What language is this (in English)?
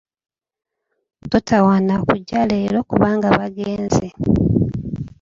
Ganda